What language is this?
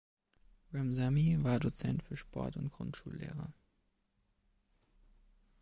German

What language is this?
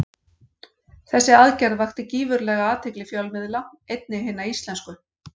Icelandic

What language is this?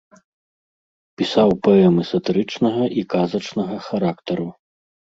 Belarusian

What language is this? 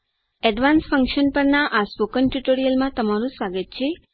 Gujarati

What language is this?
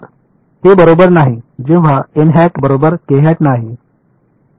Marathi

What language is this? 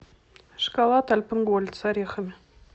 Russian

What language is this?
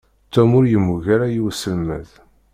Kabyle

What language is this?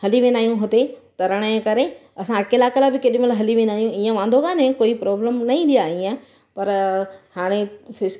Sindhi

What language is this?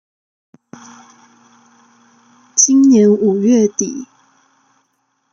Chinese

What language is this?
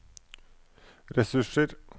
Norwegian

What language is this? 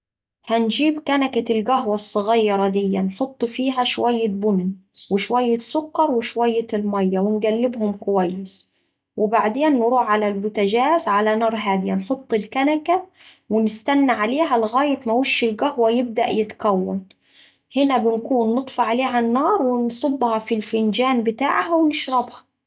Saidi Arabic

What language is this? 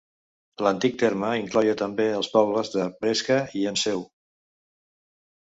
Catalan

